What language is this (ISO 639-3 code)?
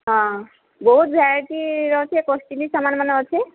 ori